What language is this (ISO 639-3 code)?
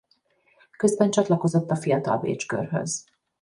hun